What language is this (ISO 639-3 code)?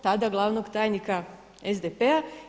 hrv